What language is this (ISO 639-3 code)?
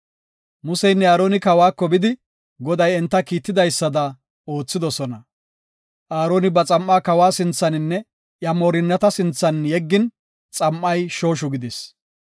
gof